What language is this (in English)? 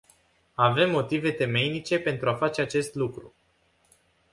Romanian